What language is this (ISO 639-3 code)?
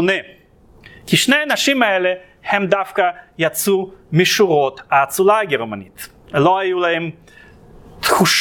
heb